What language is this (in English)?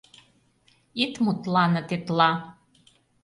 Mari